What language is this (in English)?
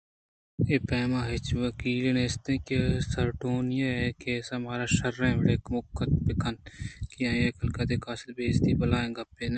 Eastern Balochi